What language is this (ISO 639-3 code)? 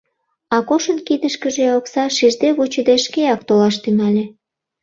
chm